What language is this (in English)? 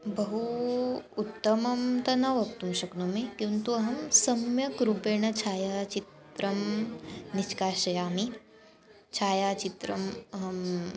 Sanskrit